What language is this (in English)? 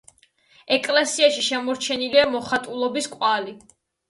Georgian